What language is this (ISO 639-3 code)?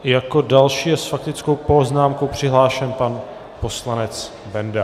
ces